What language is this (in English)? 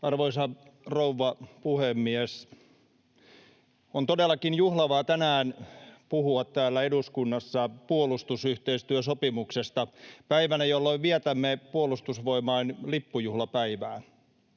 Finnish